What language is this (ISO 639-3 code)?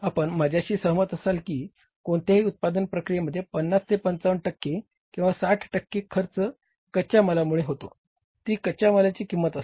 mar